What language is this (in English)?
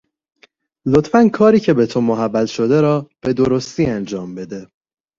Persian